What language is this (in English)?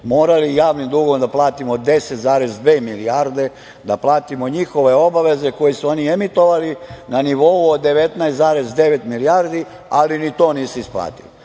Serbian